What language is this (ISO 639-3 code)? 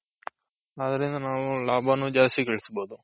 kan